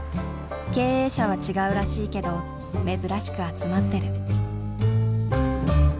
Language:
Japanese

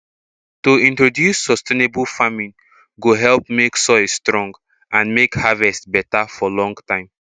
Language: Nigerian Pidgin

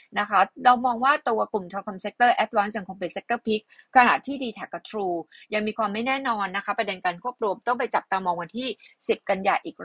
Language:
Thai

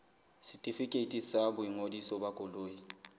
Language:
Southern Sotho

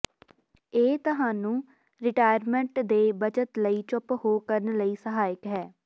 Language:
Punjabi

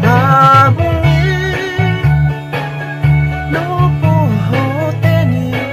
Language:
Thai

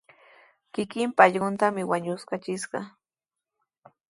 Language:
Sihuas Ancash Quechua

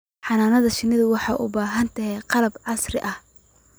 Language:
Somali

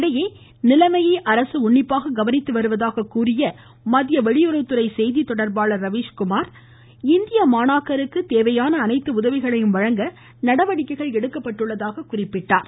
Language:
Tamil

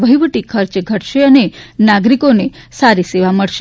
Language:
Gujarati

